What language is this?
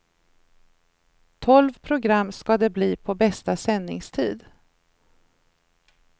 Swedish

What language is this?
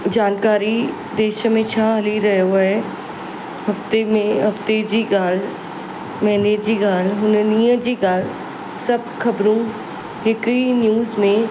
Sindhi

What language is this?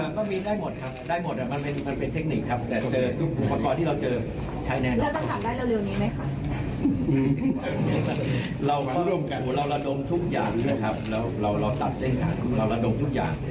Thai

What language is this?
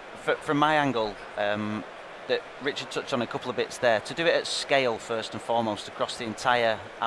English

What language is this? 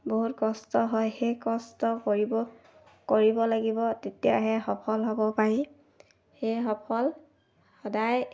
Assamese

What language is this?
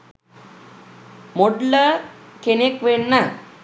Sinhala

